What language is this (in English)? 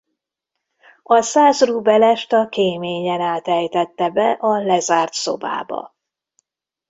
Hungarian